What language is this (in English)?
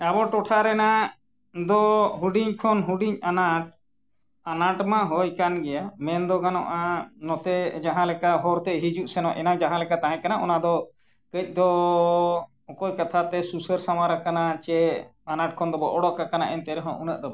Santali